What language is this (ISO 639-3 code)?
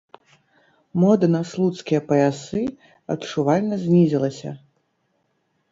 bel